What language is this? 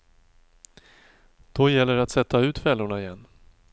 Swedish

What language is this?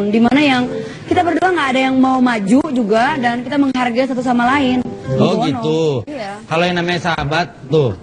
Indonesian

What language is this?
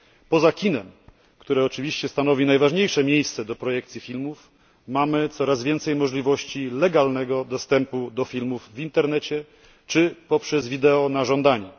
Polish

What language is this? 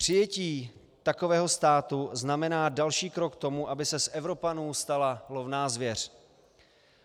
Czech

